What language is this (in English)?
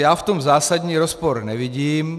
Czech